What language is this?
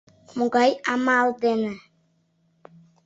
Mari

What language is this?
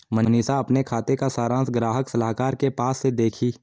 Hindi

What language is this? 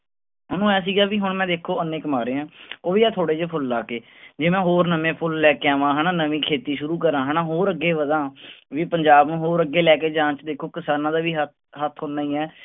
Punjabi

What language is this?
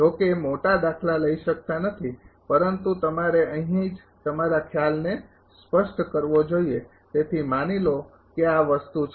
Gujarati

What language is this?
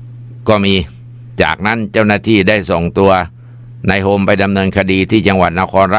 Thai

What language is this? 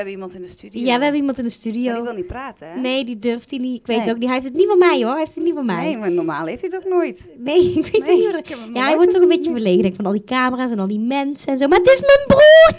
Dutch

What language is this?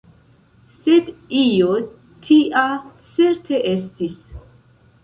Esperanto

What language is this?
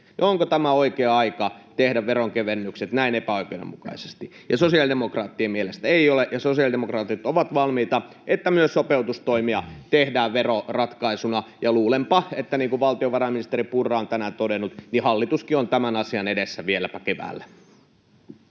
Finnish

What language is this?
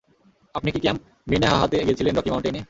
Bangla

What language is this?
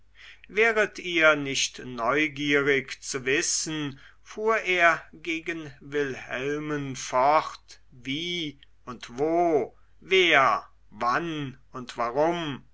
German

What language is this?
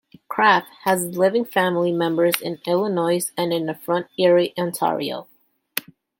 English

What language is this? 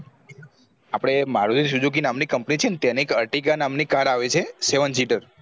Gujarati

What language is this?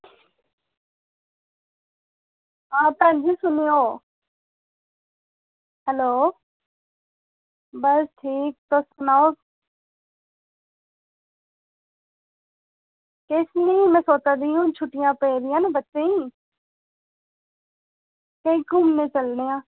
Dogri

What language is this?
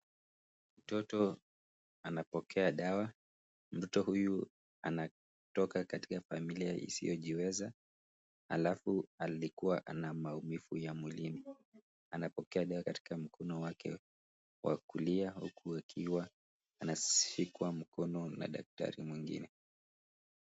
Swahili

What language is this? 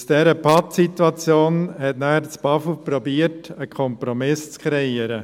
Swiss German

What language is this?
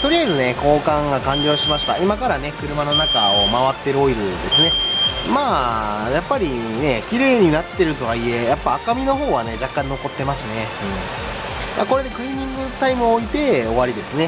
Japanese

